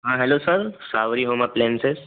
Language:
Marathi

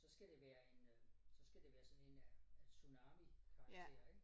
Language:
Danish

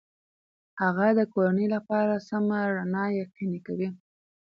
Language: Pashto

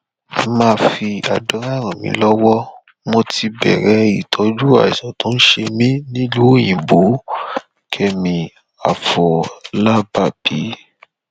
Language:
Yoruba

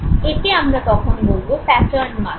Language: Bangla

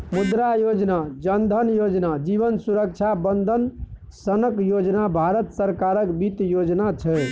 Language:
Maithili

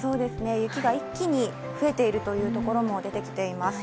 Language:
Japanese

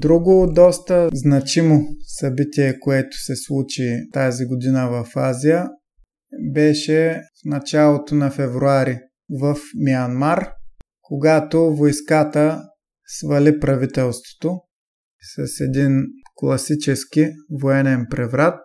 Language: Bulgarian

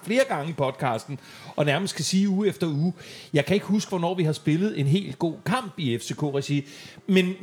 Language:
Danish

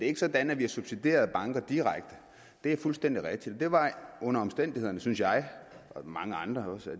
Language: Danish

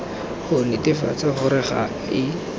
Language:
Tswana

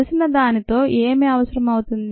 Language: Telugu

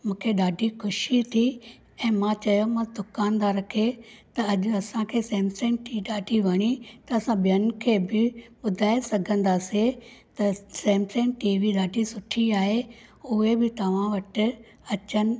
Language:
Sindhi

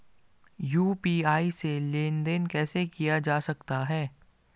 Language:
Hindi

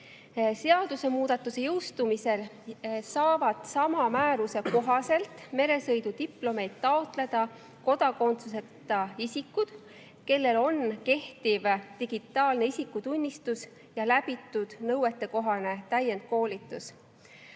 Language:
Estonian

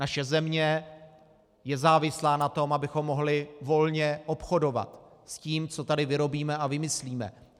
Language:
Czech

